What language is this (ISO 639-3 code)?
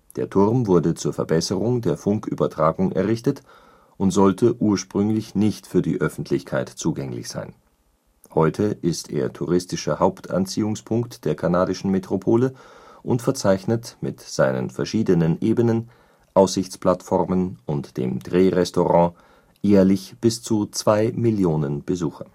deu